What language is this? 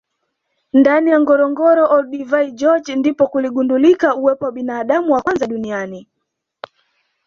Swahili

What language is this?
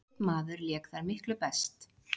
Icelandic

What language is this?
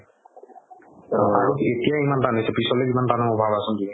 Assamese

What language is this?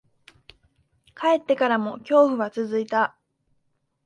Japanese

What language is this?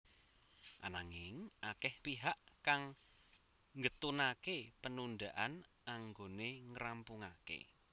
Javanese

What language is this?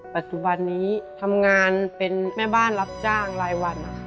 Thai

